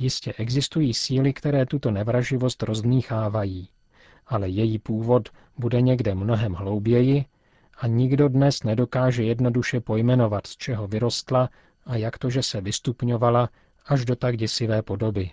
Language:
Czech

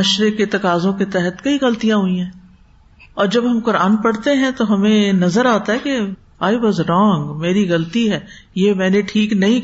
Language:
Urdu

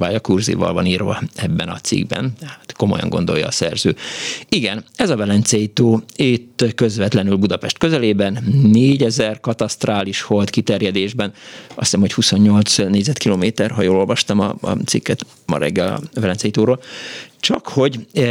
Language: Hungarian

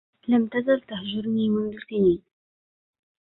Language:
Arabic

